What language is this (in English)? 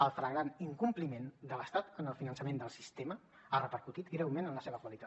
Catalan